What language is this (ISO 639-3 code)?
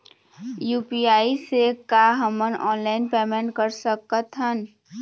hne